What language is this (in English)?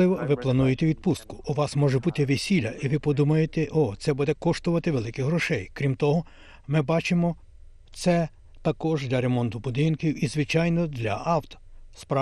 Ukrainian